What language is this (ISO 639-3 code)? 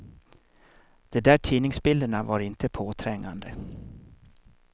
swe